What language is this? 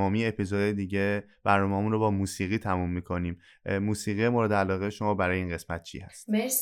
Persian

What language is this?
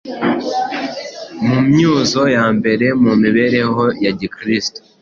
Kinyarwanda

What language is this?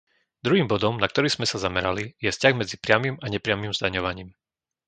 Slovak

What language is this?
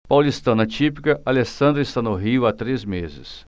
Portuguese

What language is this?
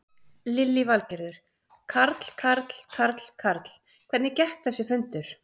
Icelandic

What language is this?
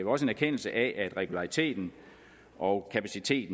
Danish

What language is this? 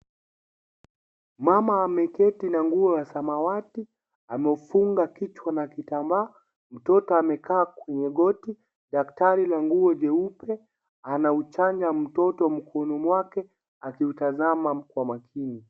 Swahili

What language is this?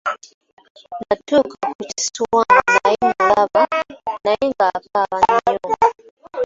Ganda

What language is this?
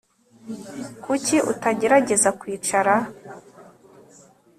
Kinyarwanda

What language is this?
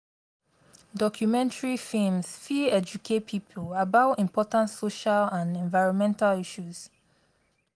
Nigerian Pidgin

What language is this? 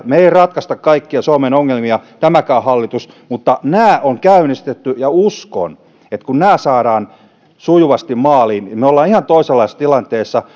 Finnish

